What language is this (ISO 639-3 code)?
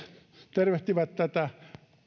fin